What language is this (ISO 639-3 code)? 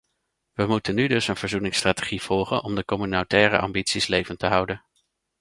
nld